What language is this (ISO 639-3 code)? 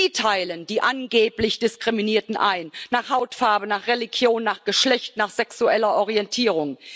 deu